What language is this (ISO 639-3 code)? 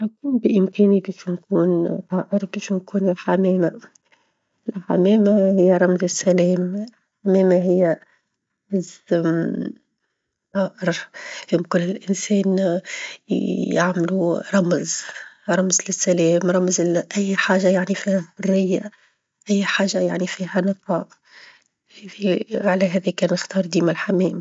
aeb